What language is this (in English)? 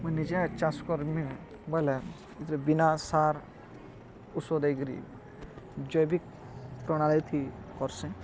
Odia